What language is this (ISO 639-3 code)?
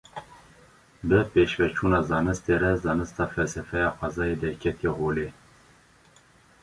kur